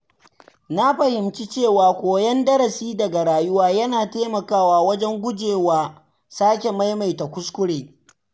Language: Hausa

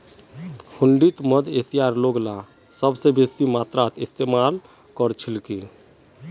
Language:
Magahi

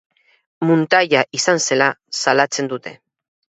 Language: Basque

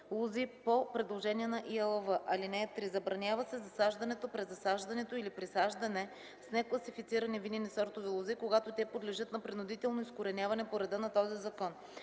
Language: Bulgarian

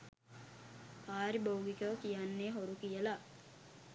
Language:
Sinhala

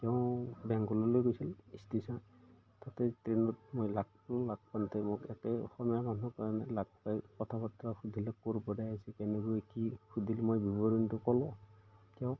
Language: Assamese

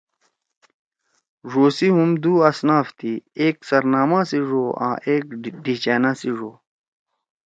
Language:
Torwali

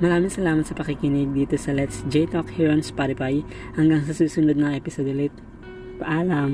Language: Filipino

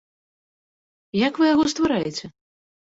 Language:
Belarusian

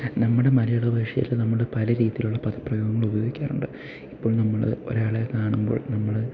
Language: Malayalam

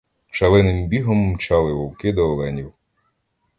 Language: Ukrainian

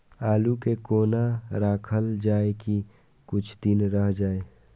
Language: Maithili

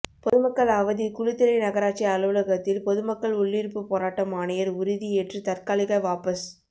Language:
Tamil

